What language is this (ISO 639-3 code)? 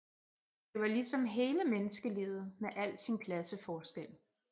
dan